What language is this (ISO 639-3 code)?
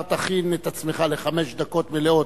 heb